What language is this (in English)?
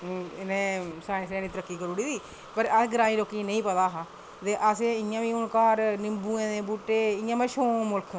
Dogri